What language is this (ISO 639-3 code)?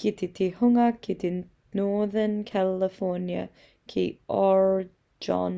mri